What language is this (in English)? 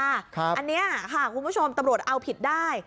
Thai